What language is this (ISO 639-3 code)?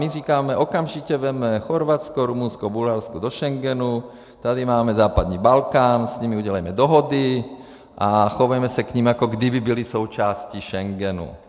ces